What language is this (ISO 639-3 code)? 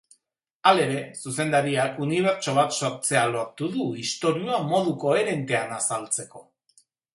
eus